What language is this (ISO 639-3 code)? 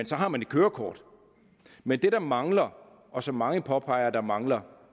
dan